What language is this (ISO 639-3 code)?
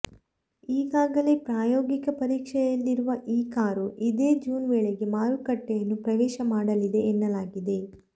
kan